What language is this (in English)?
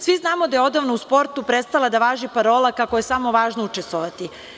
Serbian